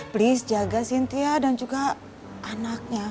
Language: Indonesian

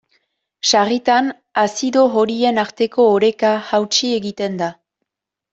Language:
Basque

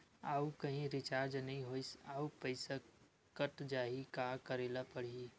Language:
Chhattisgarhi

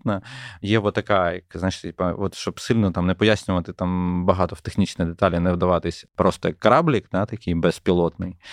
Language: Ukrainian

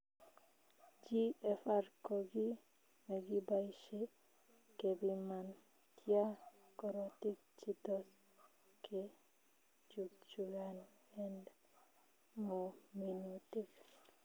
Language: Kalenjin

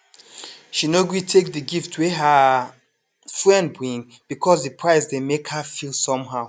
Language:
Nigerian Pidgin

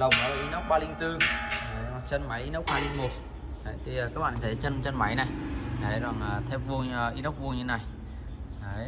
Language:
Vietnamese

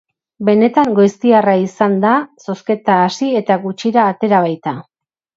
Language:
Basque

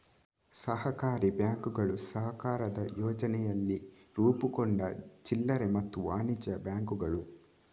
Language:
Kannada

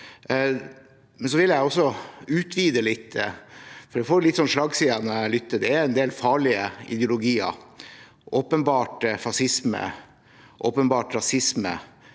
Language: Norwegian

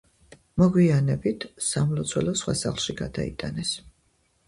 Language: Georgian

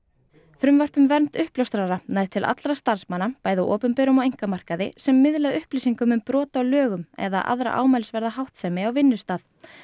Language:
Icelandic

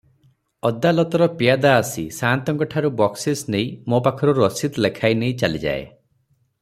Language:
Odia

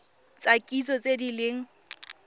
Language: Tswana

